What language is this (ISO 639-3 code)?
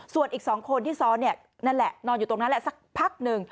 tha